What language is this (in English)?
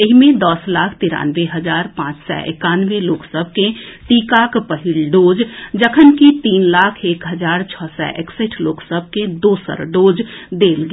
Maithili